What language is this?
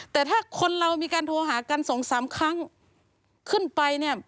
Thai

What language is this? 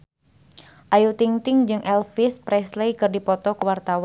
Sundanese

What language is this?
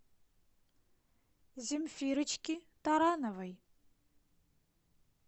Russian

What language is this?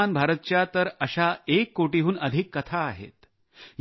Marathi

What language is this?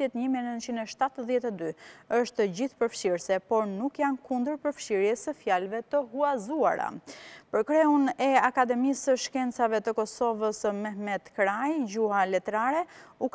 Romanian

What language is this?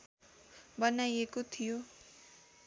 Nepali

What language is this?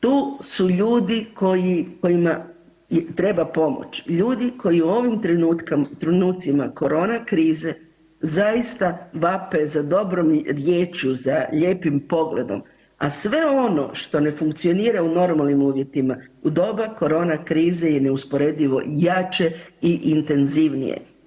Croatian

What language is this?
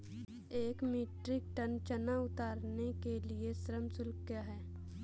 Hindi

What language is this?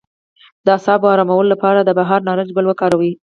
Pashto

